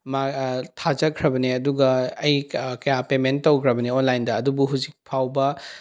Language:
Manipuri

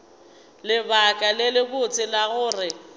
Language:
Northern Sotho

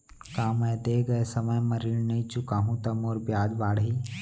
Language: Chhattisgarhi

